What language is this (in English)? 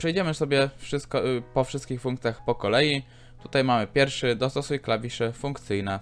Polish